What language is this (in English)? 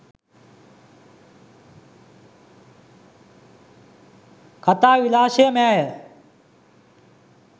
Sinhala